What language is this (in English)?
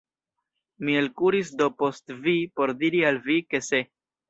Esperanto